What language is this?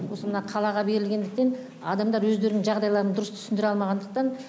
Kazakh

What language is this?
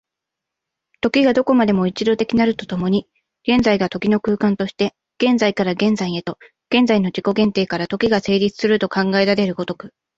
Japanese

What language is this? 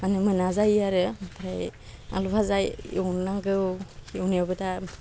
Bodo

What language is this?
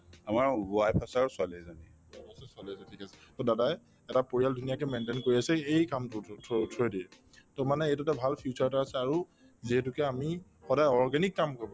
Assamese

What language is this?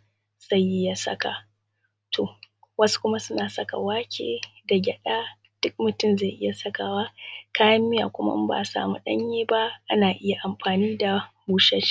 Hausa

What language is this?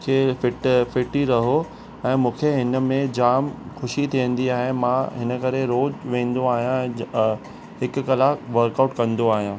Sindhi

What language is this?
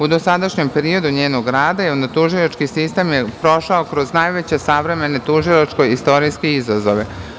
Serbian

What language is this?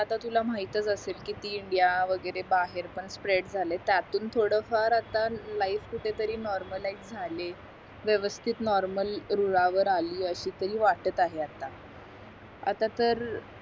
Marathi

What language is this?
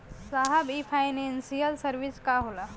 Bhojpuri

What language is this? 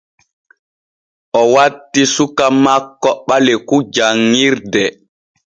Borgu Fulfulde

